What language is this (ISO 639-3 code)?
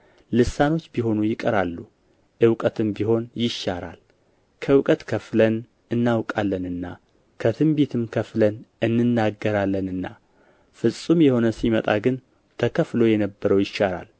amh